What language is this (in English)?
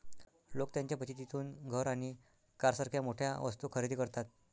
Marathi